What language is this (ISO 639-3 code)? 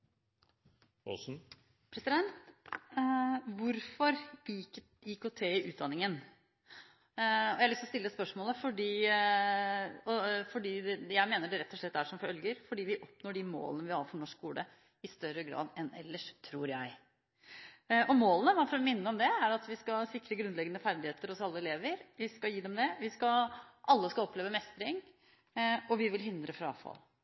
nob